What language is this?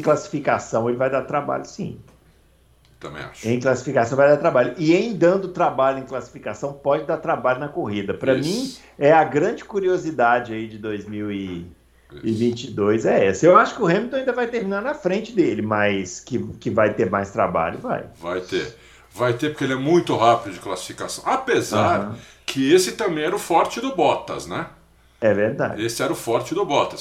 Portuguese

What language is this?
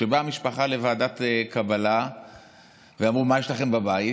Hebrew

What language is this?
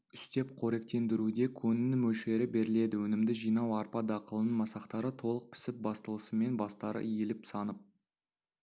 Kazakh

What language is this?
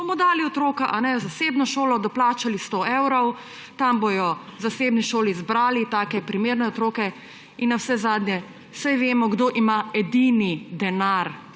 Slovenian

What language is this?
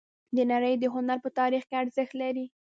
Pashto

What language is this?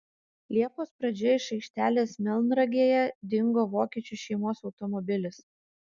Lithuanian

